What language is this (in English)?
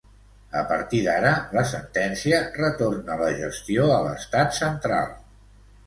Catalan